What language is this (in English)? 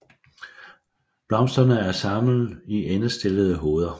Danish